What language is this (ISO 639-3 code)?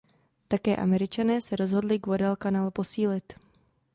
ces